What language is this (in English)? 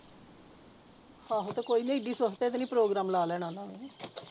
Punjabi